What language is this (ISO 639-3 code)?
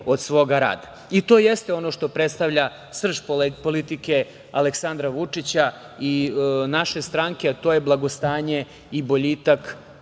srp